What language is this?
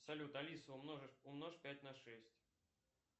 Russian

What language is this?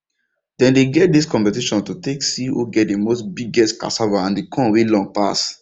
Nigerian Pidgin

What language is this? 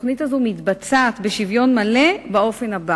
Hebrew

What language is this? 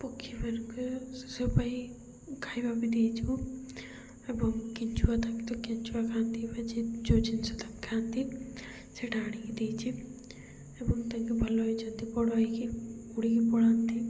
Odia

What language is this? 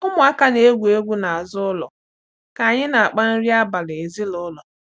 Igbo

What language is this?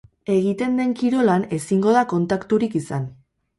Basque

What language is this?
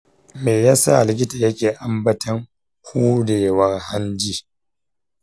Hausa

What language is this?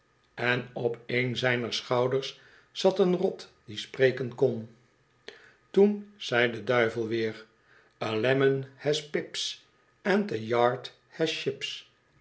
Dutch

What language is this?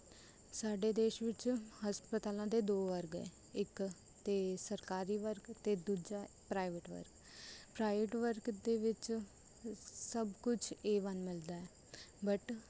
Punjabi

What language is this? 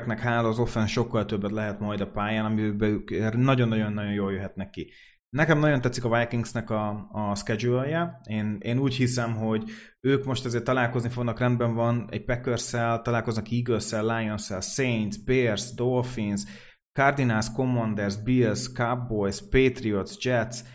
Hungarian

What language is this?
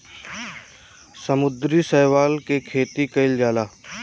Bhojpuri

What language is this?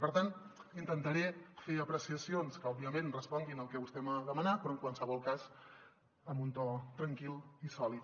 Catalan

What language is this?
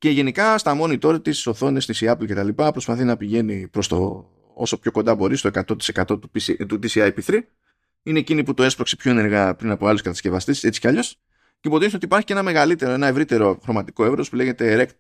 Greek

